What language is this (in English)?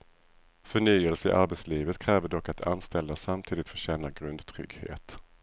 Swedish